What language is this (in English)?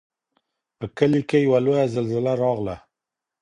Pashto